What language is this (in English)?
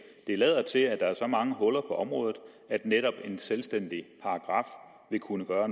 Danish